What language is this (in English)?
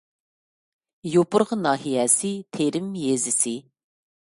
Uyghur